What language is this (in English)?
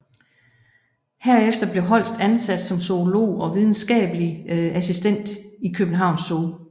Danish